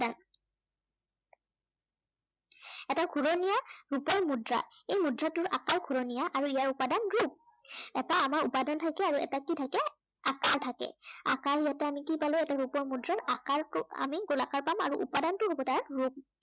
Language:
Assamese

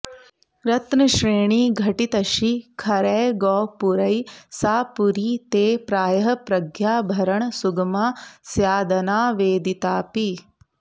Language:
Sanskrit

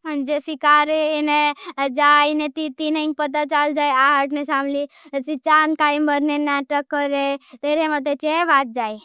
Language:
Bhili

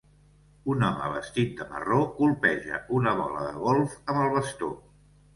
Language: Catalan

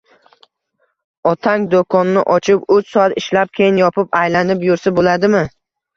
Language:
Uzbek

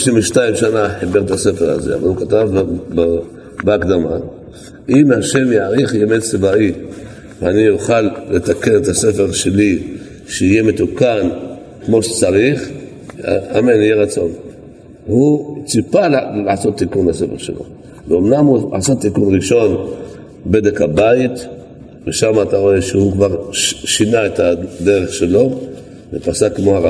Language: Hebrew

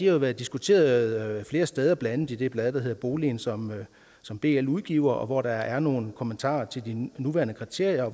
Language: Danish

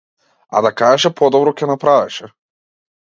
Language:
Macedonian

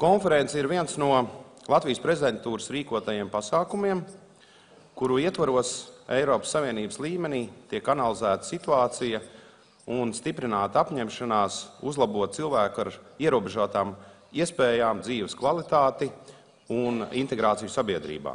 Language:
Latvian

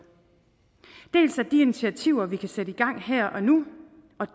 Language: Danish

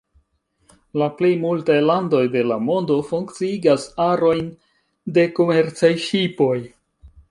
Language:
Esperanto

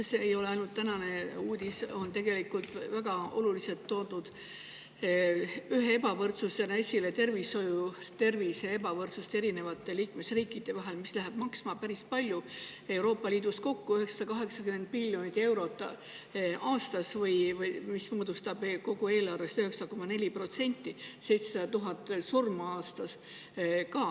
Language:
Estonian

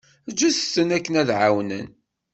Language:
Kabyle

